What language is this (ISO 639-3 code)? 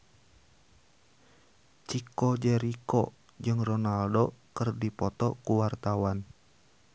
sun